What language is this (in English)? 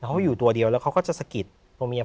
Thai